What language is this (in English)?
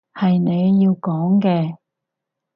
Cantonese